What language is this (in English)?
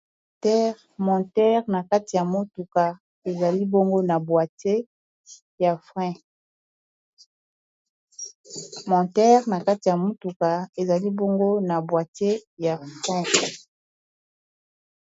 Lingala